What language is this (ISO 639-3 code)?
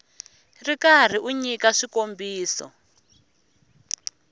tso